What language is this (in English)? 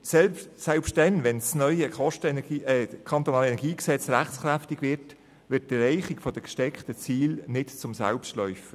Swiss German